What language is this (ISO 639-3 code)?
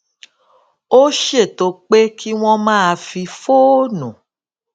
yor